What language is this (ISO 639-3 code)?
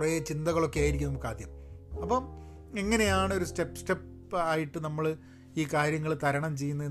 mal